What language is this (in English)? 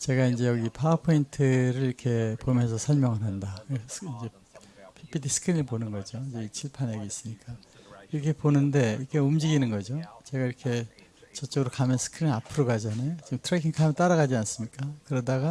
Korean